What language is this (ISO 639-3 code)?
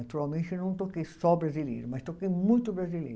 por